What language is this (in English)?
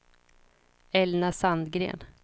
Swedish